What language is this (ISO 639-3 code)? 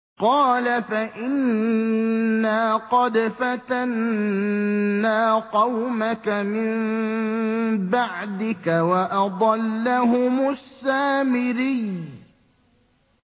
ara